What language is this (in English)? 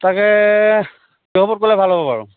Assamese